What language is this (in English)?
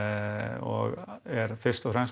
Icelandic